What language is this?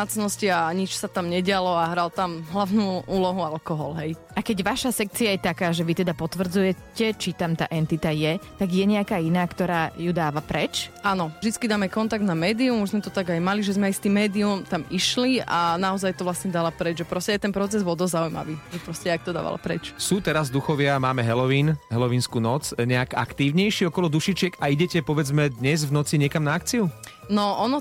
Slovak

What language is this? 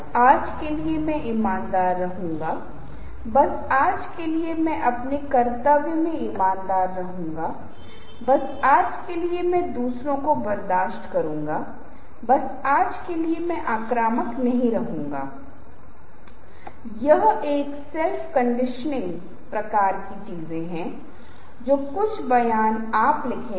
Hindi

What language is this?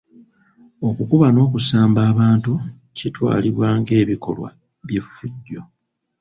Ganda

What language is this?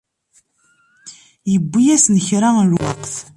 Kabyle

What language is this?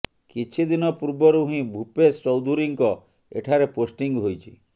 Odia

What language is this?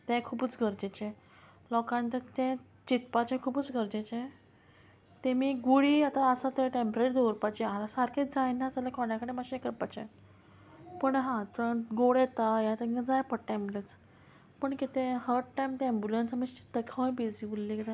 Konkani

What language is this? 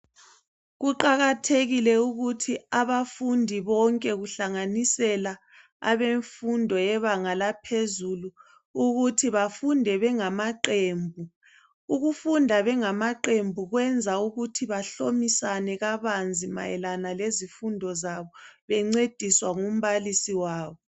North Ndebele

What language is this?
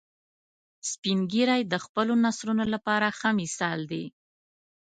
Pashto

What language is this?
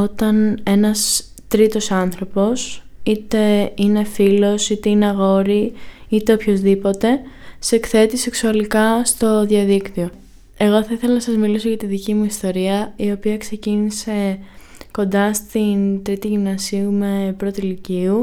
Greek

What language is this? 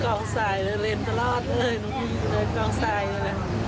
Thai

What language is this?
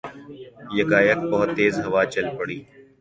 Urdu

